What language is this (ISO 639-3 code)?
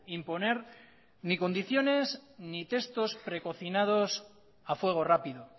spa